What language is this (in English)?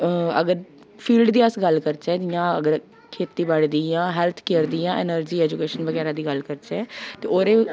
Dogri